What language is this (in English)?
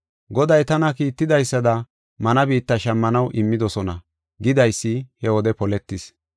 Gofa